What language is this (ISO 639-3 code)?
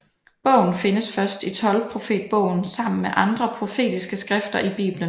dan